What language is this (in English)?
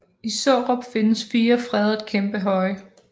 Danish